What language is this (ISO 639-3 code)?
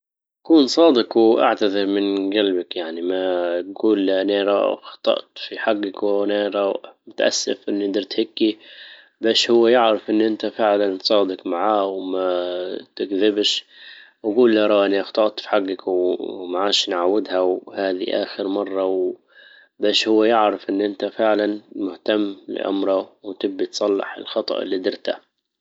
ayl